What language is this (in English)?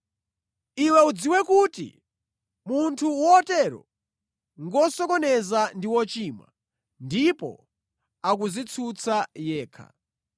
Nyanja